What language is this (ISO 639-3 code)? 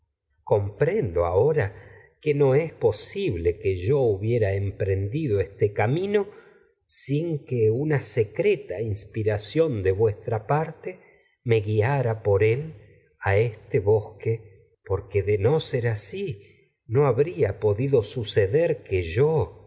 spa